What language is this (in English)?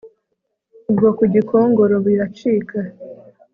Kinyarwanda